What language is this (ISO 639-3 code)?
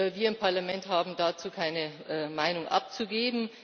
deu